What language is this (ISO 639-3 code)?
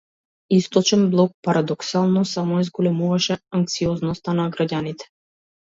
mkd